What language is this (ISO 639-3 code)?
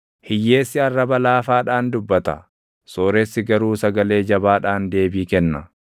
orm